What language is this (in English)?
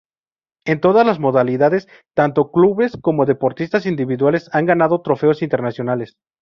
Spanish